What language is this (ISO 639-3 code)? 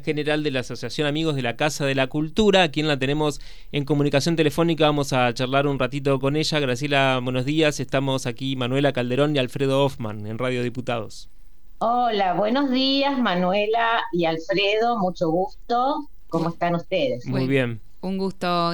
spa